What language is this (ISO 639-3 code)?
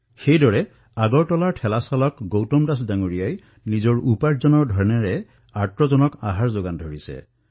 asm